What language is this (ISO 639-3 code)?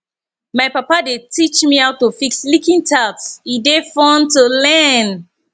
pcm